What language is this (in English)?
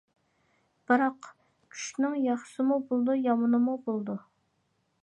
Uyghur